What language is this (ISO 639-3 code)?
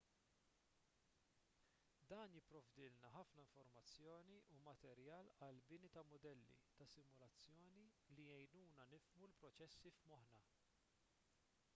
mlt